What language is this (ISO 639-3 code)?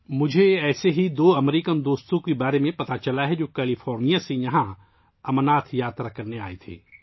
urd